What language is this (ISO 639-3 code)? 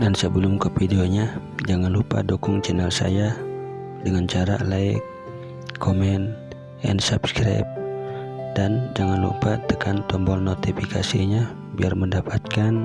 ind